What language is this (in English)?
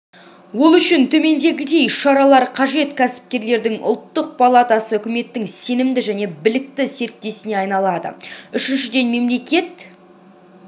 Kazakh